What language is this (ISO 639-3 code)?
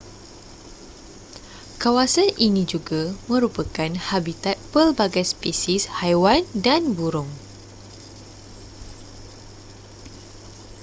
msa